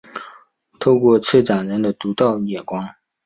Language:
Chinese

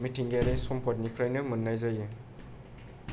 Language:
Bodo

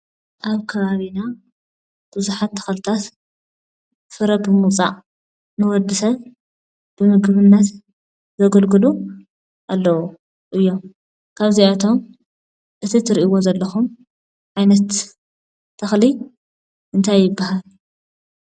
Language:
Tigrinya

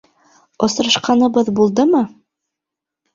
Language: Bashkir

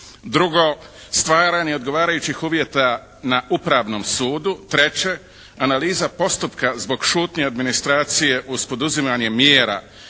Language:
Croatian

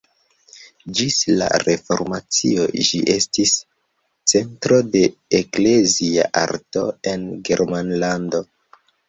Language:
Esperanto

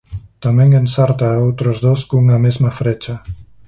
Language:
Galician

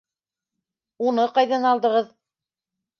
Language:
Bashkir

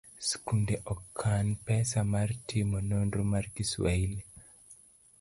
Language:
Luo (Kenya and Tanzania)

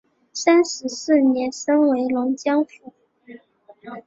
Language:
Chinese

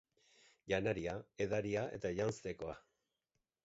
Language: Basque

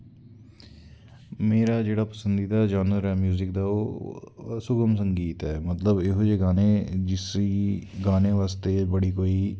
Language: Dogri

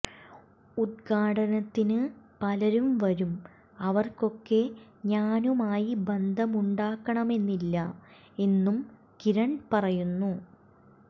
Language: Malayalam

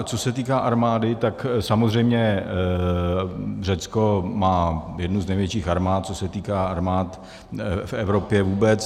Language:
Czech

